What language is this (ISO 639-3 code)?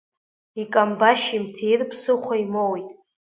abk